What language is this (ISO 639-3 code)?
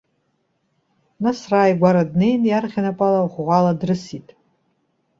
abk